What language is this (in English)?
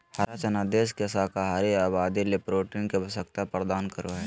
Magahi